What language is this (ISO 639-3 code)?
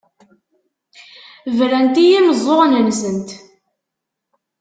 kab